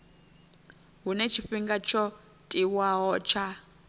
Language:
Venda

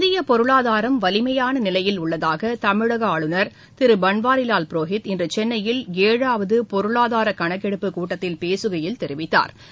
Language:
Tamil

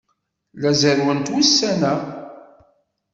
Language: Kabyle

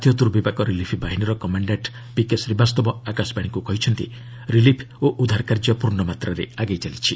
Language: Odia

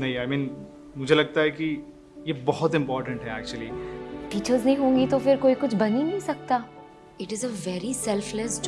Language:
Hindi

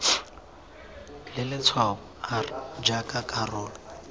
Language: Tswana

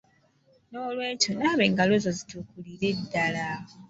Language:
Ganda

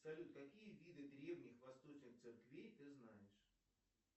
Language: Russian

